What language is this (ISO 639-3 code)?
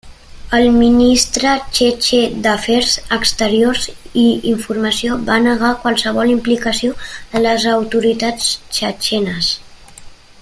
cat